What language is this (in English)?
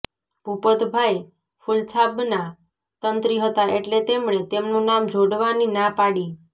Gujarati